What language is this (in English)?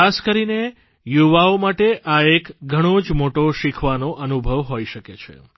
Gujarati